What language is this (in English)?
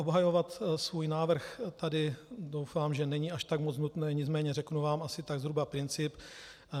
Czech